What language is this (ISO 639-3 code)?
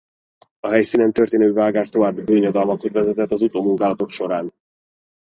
hun